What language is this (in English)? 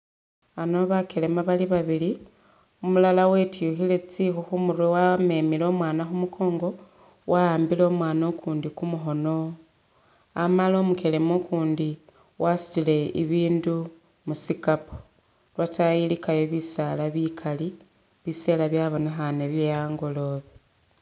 Masaaba